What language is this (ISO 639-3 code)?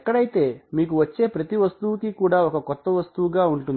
tel